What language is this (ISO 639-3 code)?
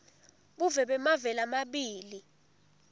ssw